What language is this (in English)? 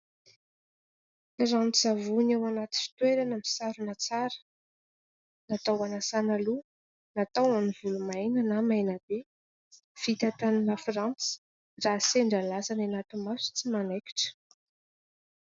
Malagasy